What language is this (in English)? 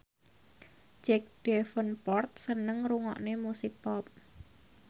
Javanese